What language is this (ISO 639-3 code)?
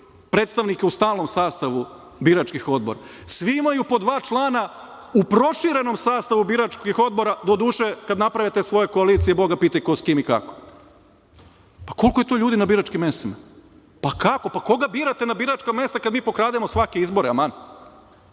srp